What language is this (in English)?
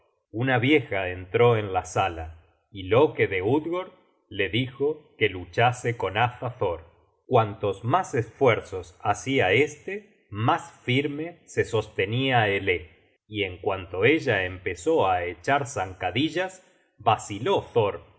Spanish